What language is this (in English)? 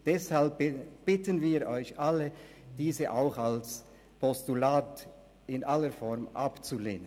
Swiss German